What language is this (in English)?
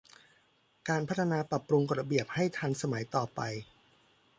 Thai